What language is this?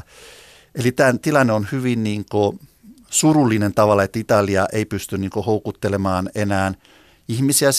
Finnish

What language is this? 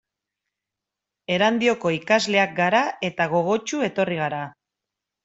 Basque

